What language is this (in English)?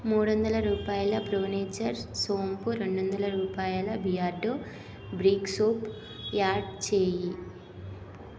Telugu